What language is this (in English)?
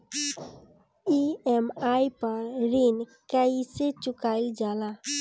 Bhojpuri